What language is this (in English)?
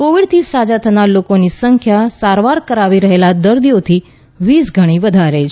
Gujarati